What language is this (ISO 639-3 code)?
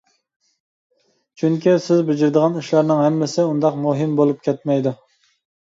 uig